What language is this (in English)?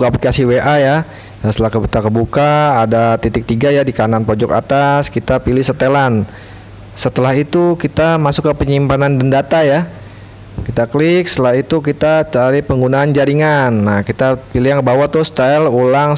Indonesian